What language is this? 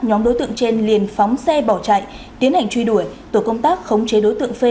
Vietnamese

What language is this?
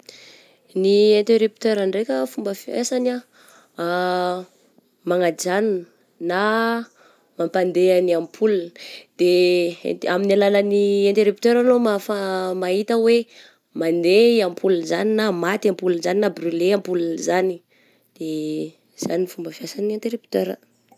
Southern Betsimisaraka Malagasy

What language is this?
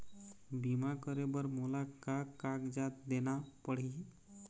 Chhattisgarhi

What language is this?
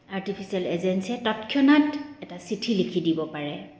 Assamese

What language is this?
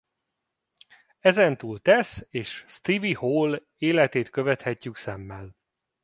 Hungarian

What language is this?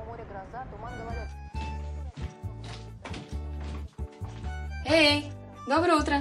Russian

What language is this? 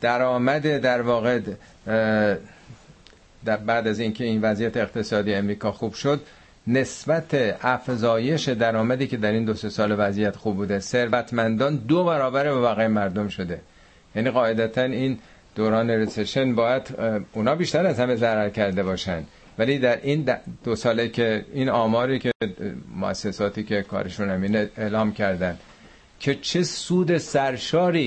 Persian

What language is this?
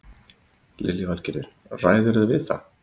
Icelandic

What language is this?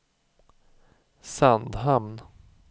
Swedish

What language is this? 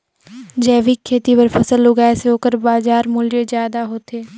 Chhattisgarhi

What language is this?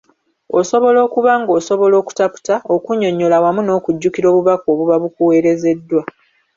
Ganda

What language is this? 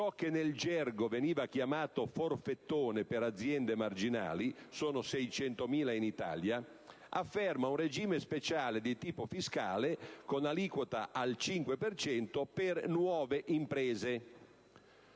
Italian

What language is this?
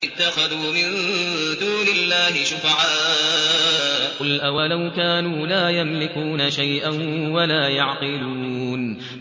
Arabic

